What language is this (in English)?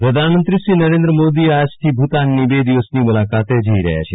Gujarati